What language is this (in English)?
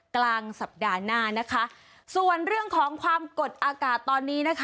Thai